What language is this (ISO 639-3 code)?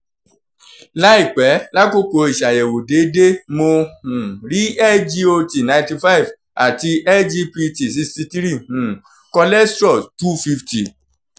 yor